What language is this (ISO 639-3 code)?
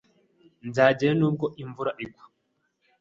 kin